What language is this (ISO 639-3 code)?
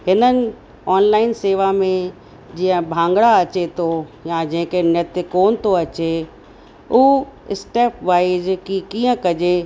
snd